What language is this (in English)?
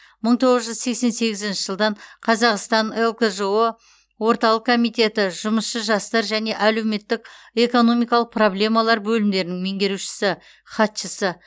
Kazakh